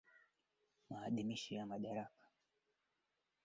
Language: Swahili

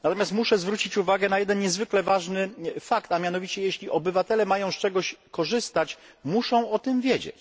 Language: Polish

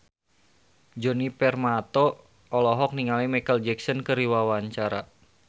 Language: Sundanese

